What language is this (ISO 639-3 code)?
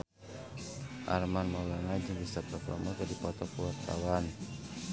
sun